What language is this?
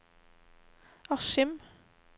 Norwegian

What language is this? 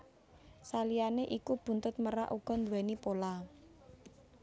Javanese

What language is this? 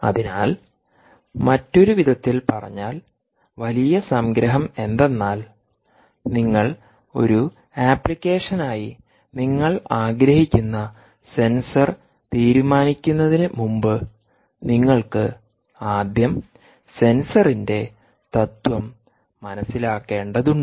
Malayalam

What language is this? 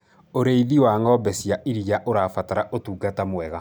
Kikuyu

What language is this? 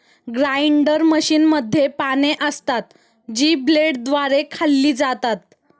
Marathi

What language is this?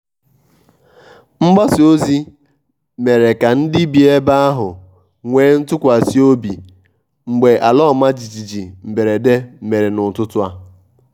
Igbo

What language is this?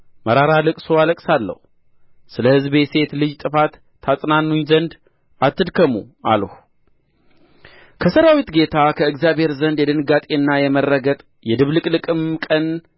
Amharic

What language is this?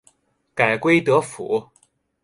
Chinese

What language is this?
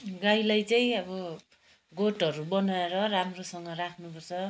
Nepali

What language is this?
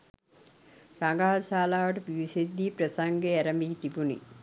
Sinhala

